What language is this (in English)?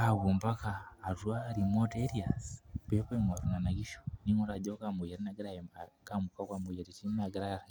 Masai